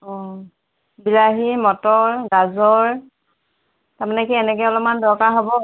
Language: Assamese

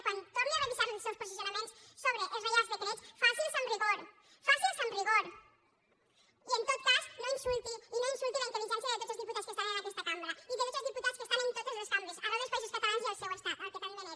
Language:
Catalan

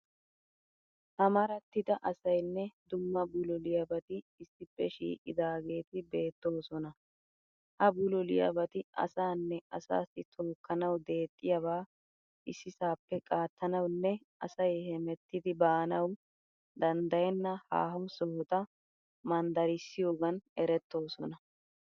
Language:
Wolaytta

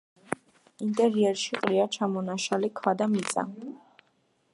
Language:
Georgian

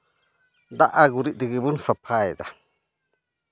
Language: Santali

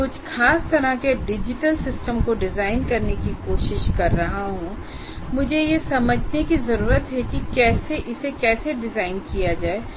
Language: Hindi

